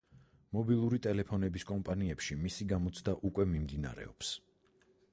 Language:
Georgian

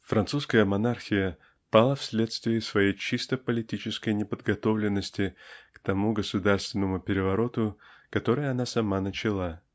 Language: Russian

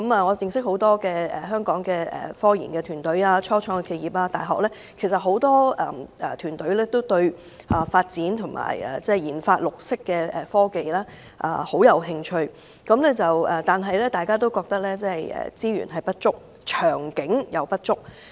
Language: Cantonese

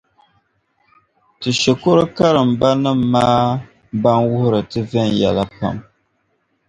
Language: Dagbani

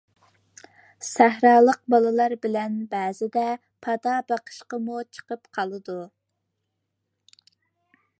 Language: Uyghur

